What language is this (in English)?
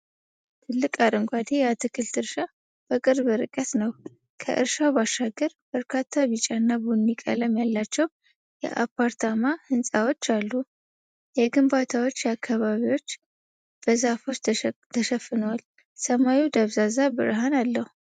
Amharic